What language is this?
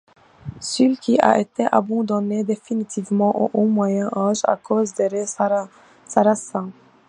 French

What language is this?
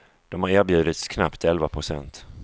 Swedish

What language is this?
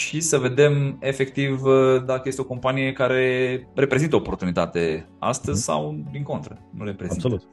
Romanian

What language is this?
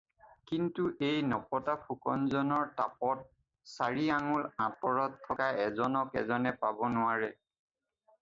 Assamese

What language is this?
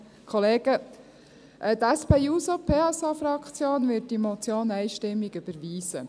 Swiss German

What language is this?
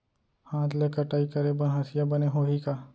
Chhattisgarhi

